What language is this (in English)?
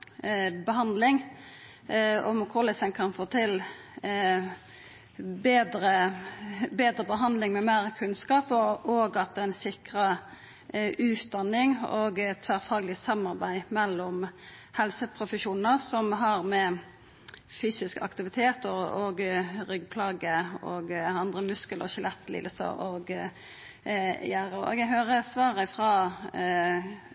Norwegian Nynorsk